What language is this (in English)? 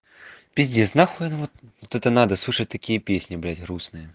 Russian